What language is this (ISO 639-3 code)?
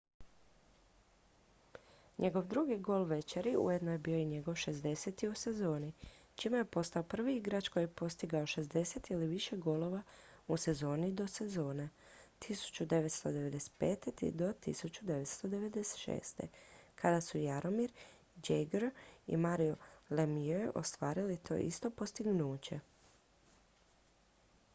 hrv